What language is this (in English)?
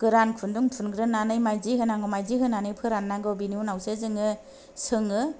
Bodo